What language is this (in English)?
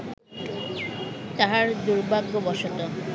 Bangla